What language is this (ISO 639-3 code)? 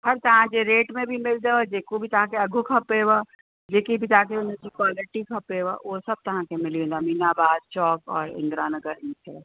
snd